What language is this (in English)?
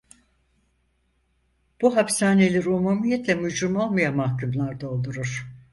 Turkish